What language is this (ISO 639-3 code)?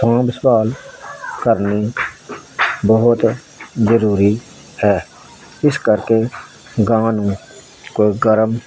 pan